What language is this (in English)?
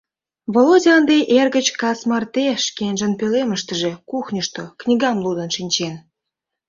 Mari